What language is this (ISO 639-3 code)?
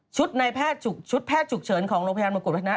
tha